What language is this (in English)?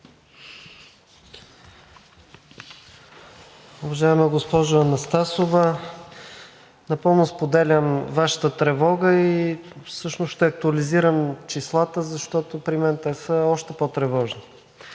Bulgarian